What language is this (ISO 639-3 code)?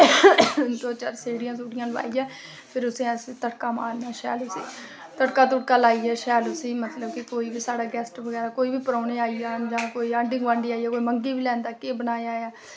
doi